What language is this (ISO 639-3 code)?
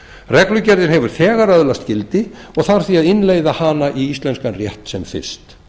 isl